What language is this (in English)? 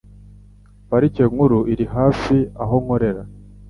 Kinyarwanda